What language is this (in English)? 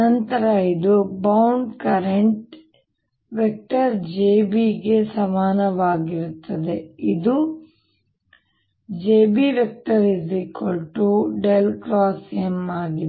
Kannada